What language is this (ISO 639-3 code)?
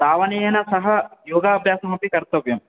san